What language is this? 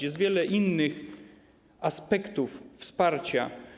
Polish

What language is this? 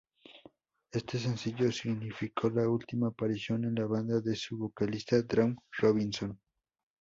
Spanish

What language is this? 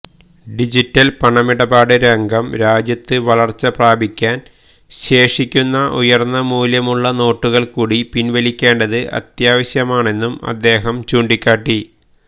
Malayalam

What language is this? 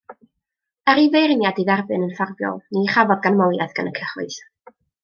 Welsh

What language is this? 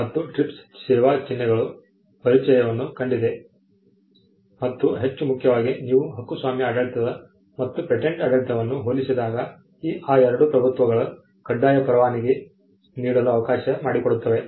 Kannada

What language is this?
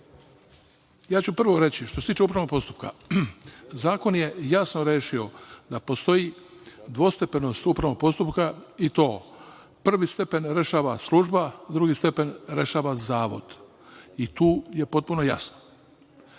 Serbian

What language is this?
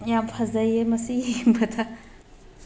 Manipuri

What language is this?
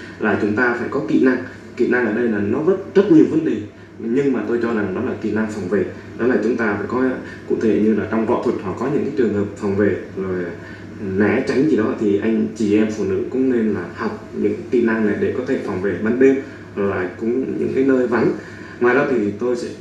Vietnamese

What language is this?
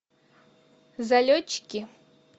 Russian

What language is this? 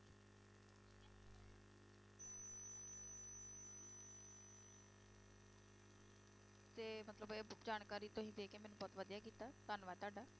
Punjabi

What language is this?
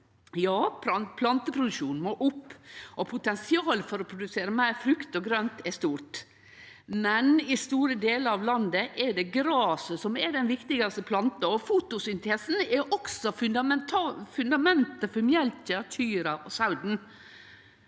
Norwegian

